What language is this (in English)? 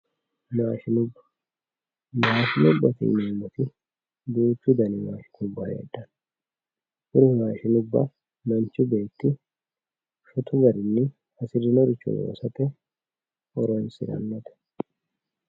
Sidamo